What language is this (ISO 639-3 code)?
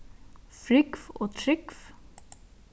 fao